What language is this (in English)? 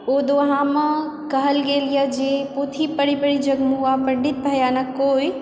Maithili